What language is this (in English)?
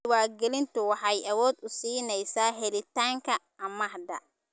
Somali